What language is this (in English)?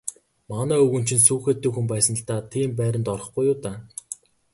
Mongolian